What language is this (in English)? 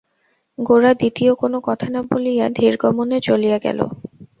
Bangla